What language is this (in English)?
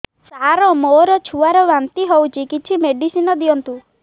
Odia